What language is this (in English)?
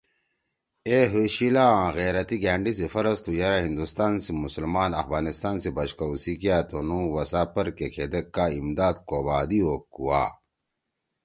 Torwali